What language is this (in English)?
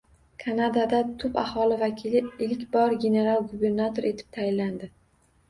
Uzbek